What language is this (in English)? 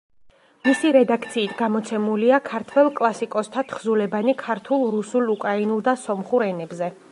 Georgian